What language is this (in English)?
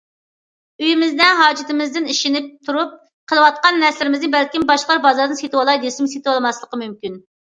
Uyghur